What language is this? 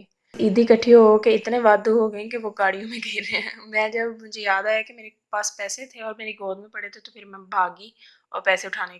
Urdu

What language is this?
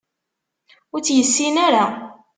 Kabyle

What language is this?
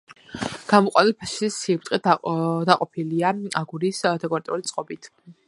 Georgian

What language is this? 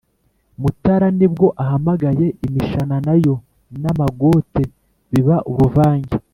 Kinyarwanda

